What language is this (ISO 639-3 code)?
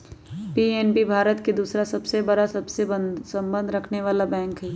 mag